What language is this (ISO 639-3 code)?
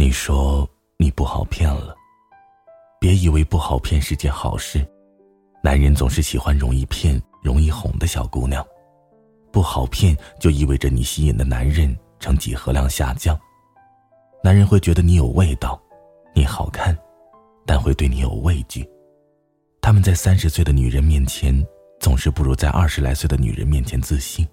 zho